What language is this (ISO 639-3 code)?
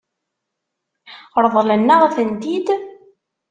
kab